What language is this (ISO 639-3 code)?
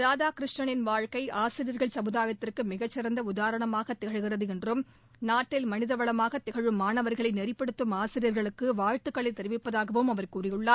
tam